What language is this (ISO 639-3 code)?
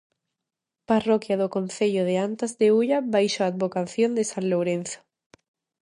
glg